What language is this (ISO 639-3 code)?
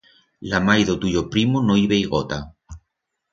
arg